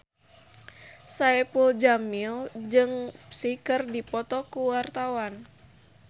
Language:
Sundanese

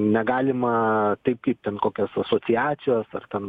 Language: Lithuanian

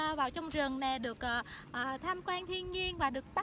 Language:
Vietnamese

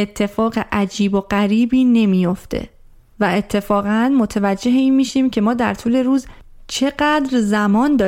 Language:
Persian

